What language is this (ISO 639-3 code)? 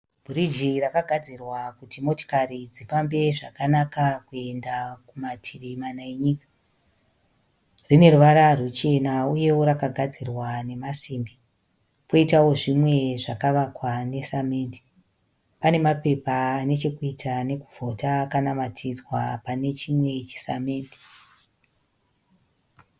sna